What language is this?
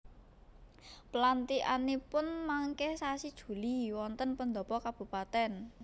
Javanese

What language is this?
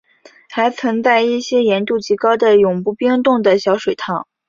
Chinese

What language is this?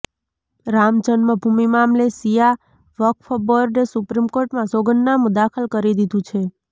Gujarati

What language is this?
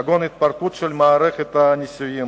Hebrew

